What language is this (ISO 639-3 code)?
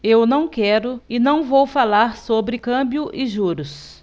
por